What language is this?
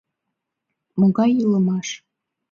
Mari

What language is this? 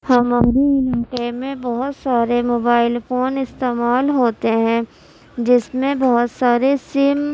Urdu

